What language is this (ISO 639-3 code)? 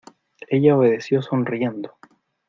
spa